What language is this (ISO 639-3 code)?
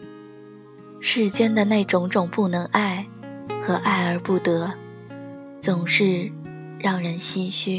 zho